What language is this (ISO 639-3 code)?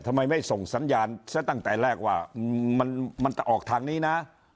tha